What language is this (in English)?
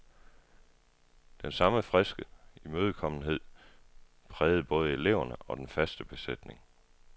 Danish